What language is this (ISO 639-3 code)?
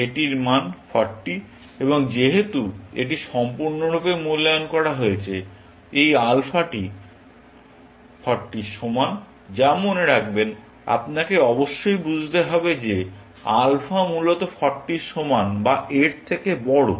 ben